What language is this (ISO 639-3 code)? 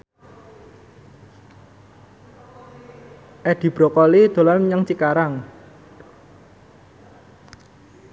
jav